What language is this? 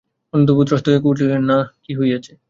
Bangla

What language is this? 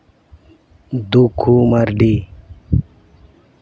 Santali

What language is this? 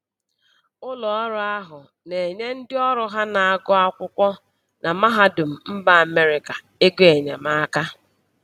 Igbo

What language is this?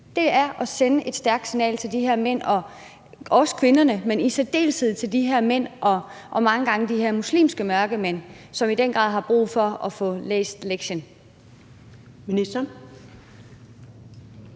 Danish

